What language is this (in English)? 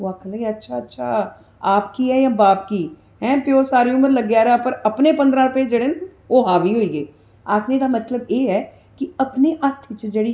Dogri